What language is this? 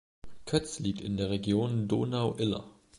German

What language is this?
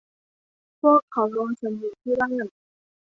Thai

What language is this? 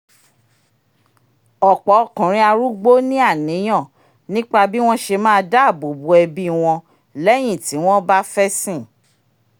Yoruba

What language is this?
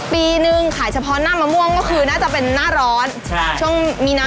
Thai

